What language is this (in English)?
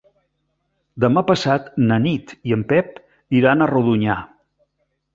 Catalan